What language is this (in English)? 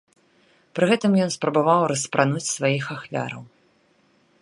Belarusian